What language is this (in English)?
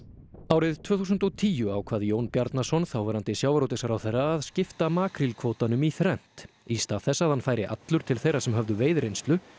Icelandic